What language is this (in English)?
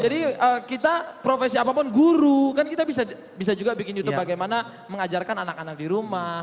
Indonesian